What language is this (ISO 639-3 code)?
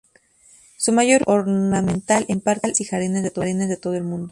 spa